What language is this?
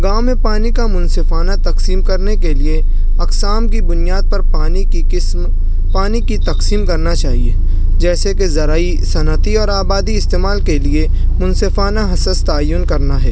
Urdu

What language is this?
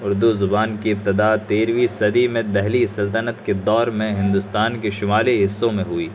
Urdu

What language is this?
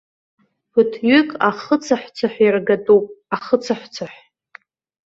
Abkhazian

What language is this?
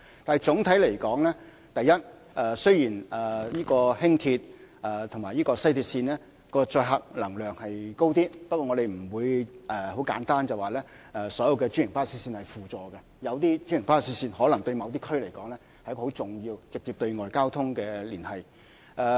Cantonese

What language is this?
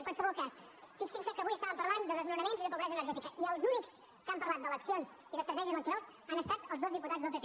Catalan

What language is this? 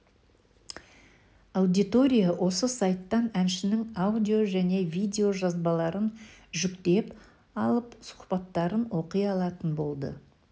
Kazakh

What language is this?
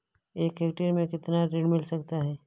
Hindi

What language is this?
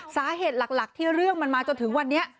Thai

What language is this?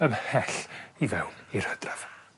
Welsh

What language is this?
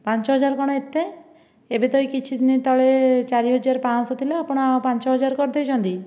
Odia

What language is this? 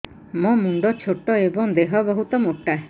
Odia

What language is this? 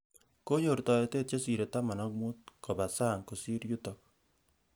Kalenjin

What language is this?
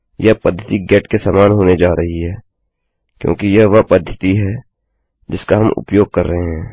Hindi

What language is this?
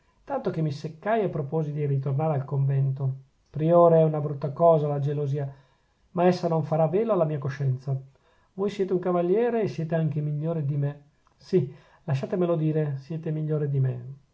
Italian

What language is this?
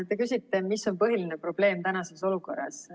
Estonian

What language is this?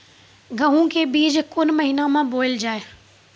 Maithili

